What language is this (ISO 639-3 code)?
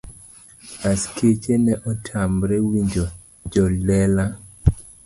luo